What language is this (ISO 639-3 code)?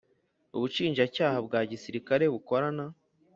kin